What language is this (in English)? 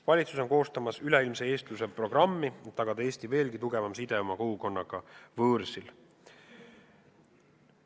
Estonian